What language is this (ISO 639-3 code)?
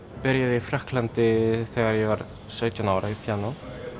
isl